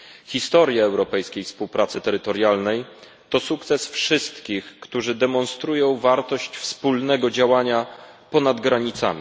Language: Polish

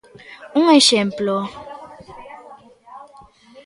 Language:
Galician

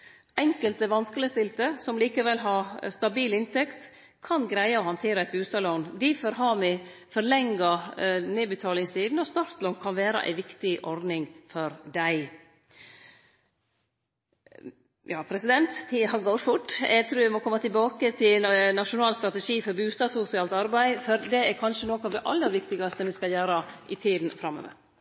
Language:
Norwegian Nynorsk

